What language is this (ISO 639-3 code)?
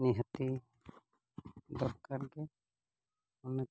sat